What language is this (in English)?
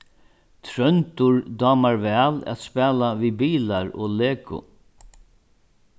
Faroese